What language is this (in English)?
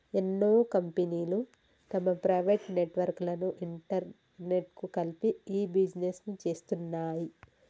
Telugu